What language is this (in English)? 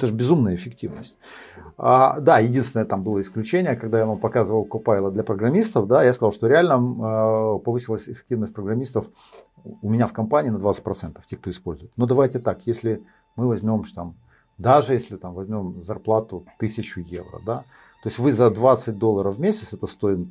Russian